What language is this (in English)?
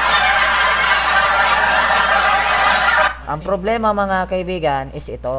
Filipino